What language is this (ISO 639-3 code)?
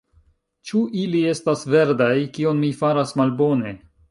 epo